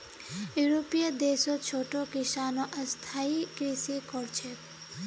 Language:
Magahi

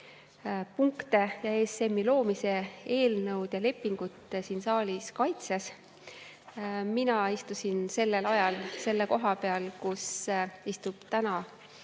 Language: Estonian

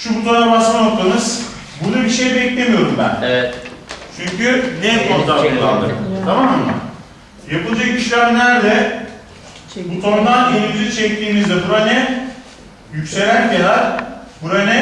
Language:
Turkish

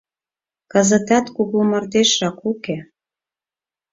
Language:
Mari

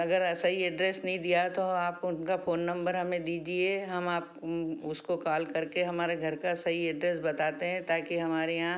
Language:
Hindi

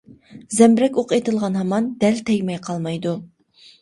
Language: Uyghur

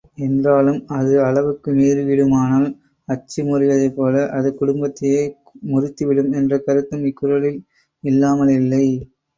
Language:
Tamil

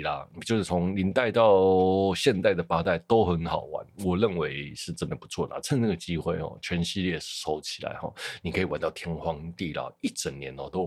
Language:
Chinese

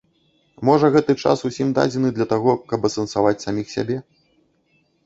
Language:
Belarusian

